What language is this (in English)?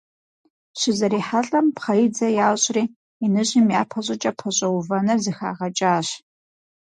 Kabardian